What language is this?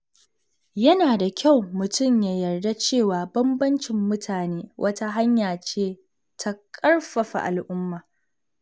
Hausa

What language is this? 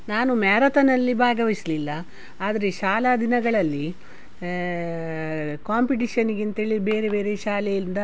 Kannada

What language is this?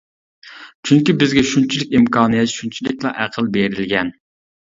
Uyghur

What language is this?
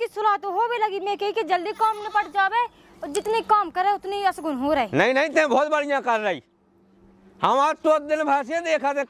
Hindi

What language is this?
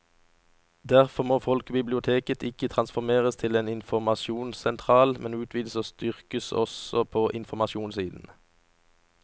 Norwegian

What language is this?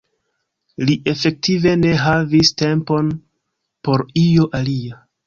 Esperanto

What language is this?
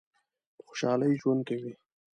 Pashto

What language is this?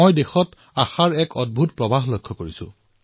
Assamese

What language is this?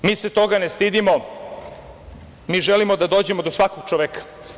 Serbian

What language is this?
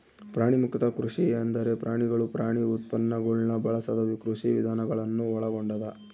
Kannada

